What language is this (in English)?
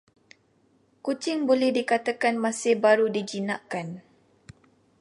Malay